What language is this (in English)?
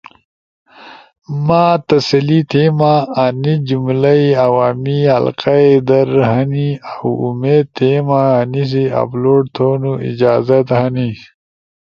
Ushojo